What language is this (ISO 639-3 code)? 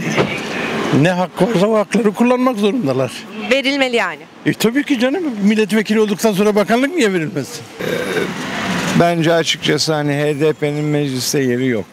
tur